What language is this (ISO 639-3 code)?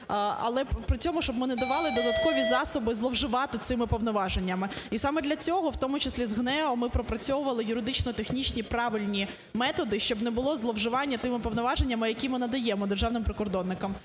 ukr